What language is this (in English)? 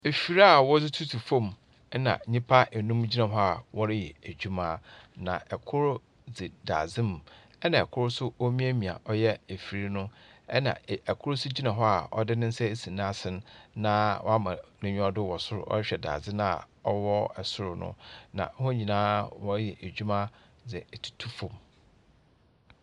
Akan